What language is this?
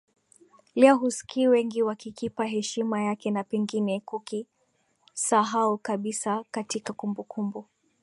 Swahili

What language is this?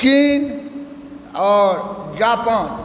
Maithili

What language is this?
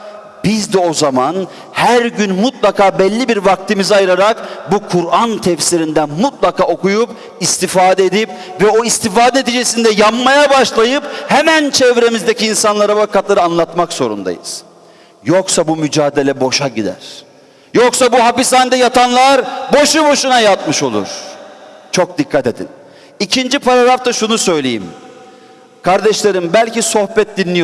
Turkish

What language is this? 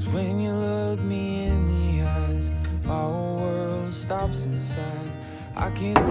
Korean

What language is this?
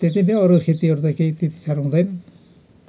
Nepali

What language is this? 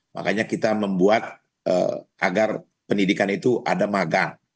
Indonesian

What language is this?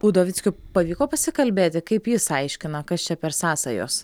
Lithuanian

